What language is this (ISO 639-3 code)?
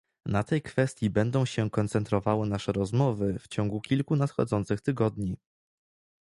pol